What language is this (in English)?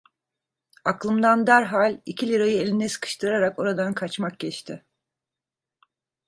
Turkish